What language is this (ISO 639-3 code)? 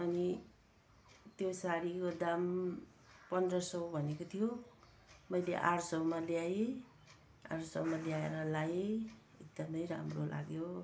nep